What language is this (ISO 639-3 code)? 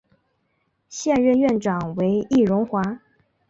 zho